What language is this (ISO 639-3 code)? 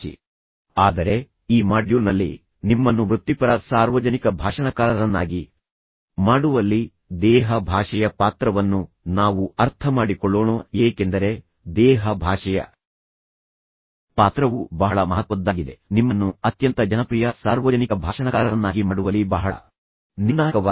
kan